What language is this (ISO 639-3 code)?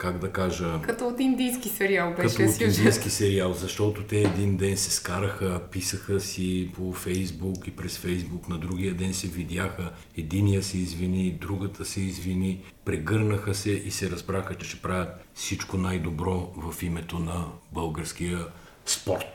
bul